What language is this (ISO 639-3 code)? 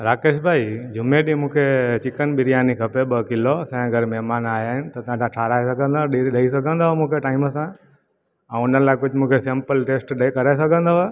snd